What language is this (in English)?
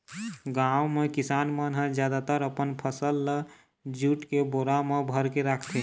Chhattisgarhi